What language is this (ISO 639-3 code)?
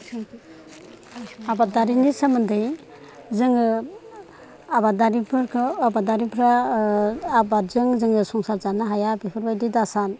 brx